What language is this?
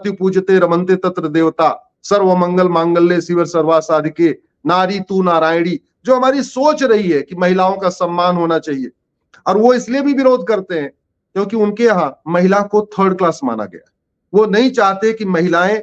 Hindi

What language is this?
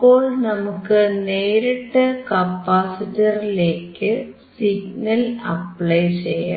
Malayalam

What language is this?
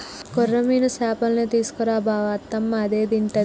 Telugu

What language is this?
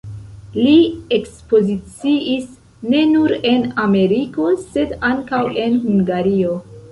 Esperanto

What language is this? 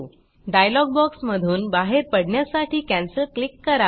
Marathi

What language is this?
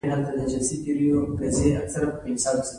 Pashto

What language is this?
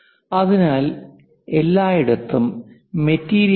Malayalam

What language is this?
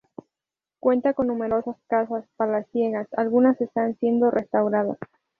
Spanish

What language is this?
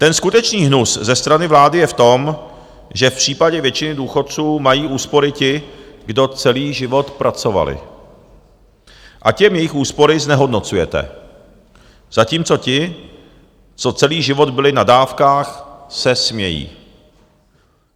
Czech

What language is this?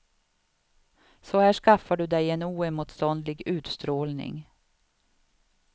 Swedish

